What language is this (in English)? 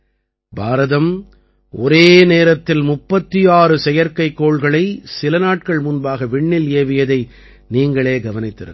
Tamil